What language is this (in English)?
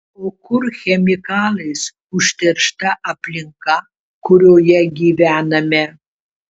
Lithuanian